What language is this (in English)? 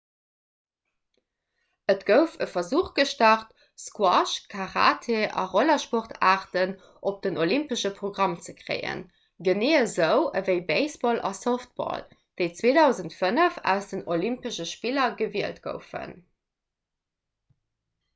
Luxembourgish